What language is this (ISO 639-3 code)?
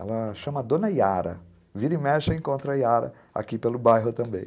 por